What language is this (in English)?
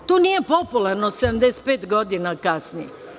Serbian